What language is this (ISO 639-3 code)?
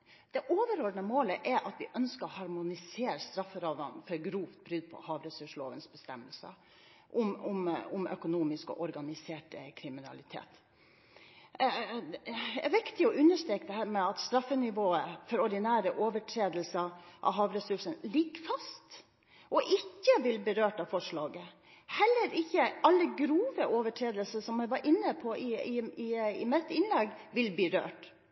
nob